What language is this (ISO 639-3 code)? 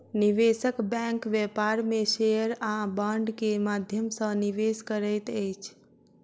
mai